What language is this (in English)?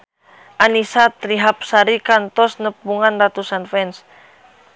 Sundanese